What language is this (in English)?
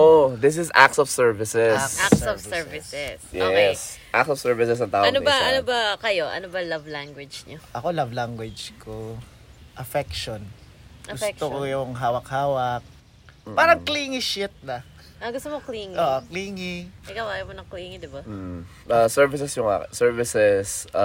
Filipino